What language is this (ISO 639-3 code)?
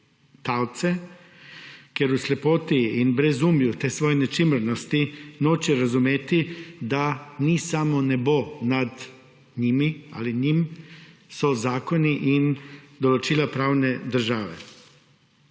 slv